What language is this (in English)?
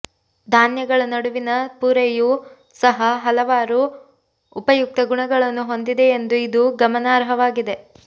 Kannada